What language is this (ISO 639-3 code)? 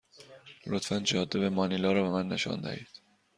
fas